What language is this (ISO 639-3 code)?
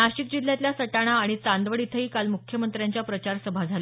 mar